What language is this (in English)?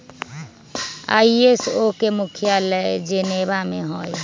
Magahi